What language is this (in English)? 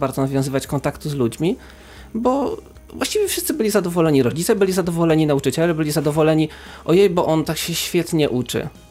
Polish